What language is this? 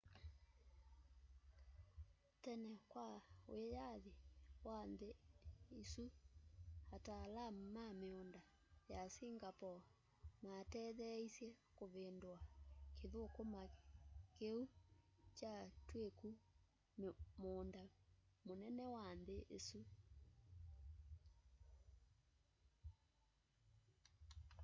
Kamba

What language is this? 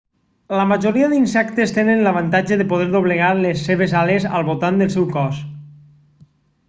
Catalan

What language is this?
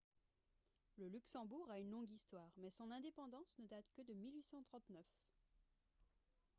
French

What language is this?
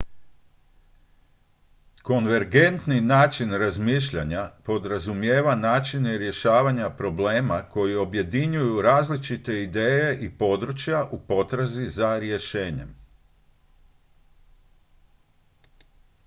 Croatian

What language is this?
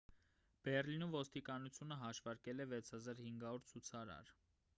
Armenian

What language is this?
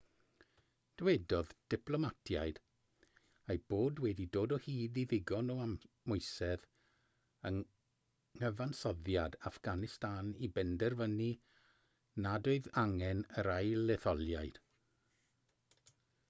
Welsh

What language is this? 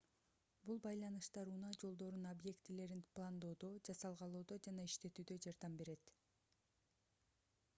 Kyrgyz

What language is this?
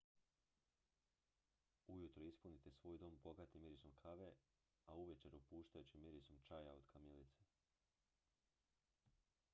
Croatian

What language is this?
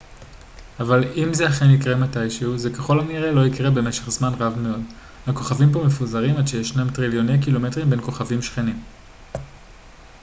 Hebrew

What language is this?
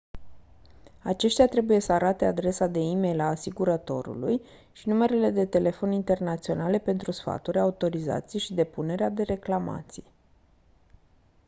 Romanian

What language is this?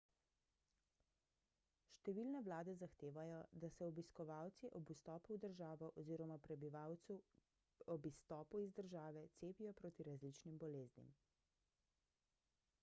Slovenian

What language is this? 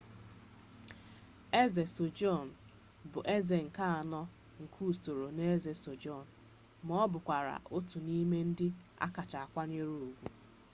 Igbo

